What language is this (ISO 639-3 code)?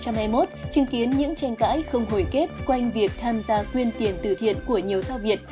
vie